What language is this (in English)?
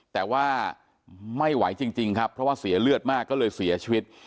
Thai